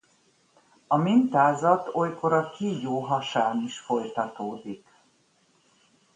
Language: Hungarian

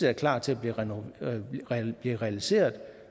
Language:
Danish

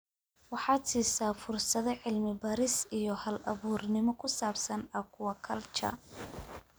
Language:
Somali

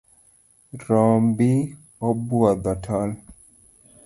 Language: Luo (Kenya and Tanzania)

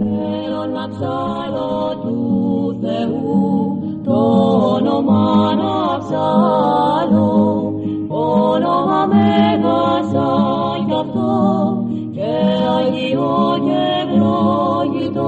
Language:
Greek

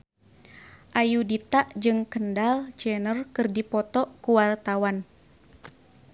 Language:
Sundanese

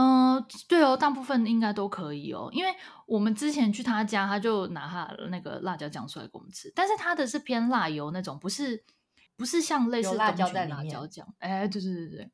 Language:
Chinese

